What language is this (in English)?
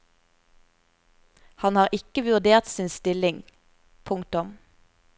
Norwegian